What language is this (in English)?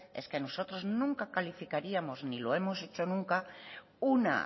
Spanish